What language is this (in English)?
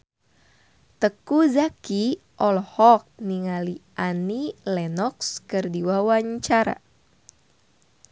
Sundanese